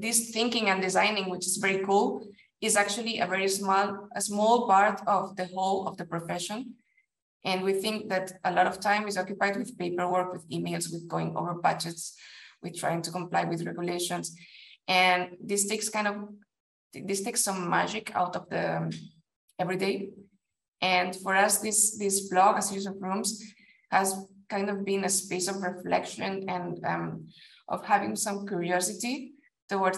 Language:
English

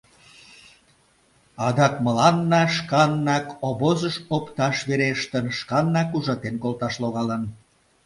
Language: Mari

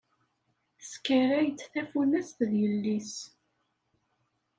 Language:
Kabyle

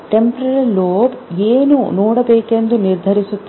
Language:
Kannada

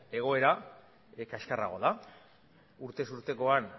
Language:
Basque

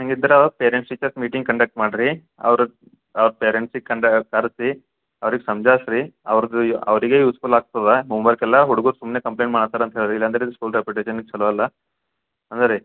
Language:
Kannada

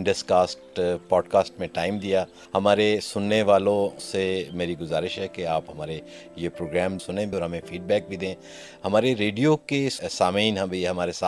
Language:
Urdu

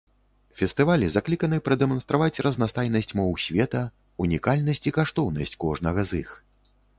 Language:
Belarusian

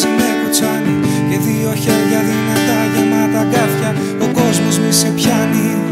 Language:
Greek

